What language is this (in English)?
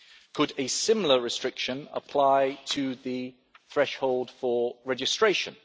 English